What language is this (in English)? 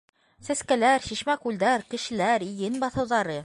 Bashkir